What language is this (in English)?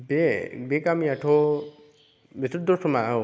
Bodo